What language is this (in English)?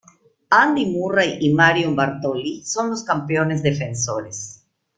Spanish